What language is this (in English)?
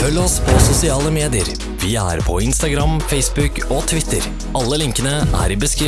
Norwegian